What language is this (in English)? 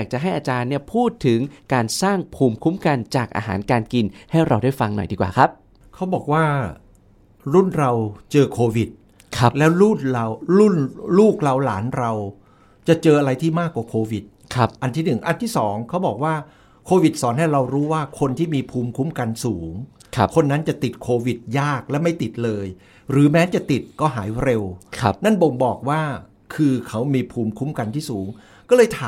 Thai